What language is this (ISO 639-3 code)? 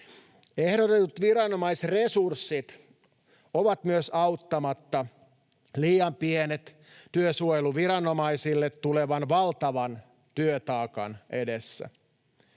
fin